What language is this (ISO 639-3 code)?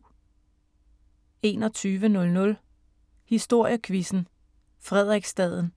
dan